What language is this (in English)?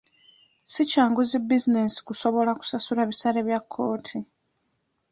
Ganda